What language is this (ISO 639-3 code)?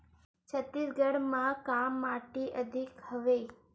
hne